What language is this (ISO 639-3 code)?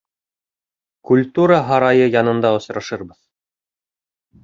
bak